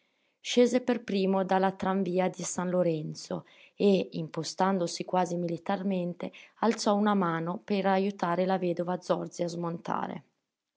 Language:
Italian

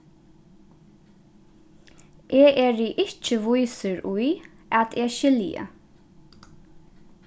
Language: Faroese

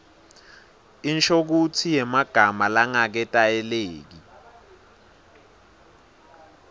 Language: Swati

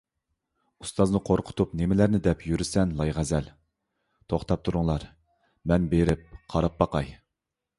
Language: Uyghur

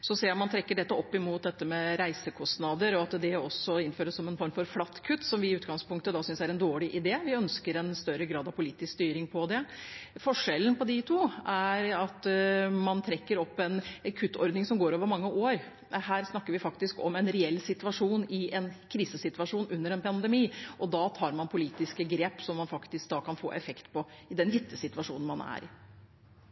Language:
Norwegian Bokmål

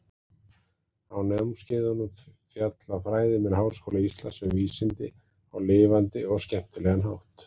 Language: Icelandic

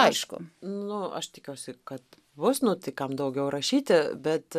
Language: Lithuanian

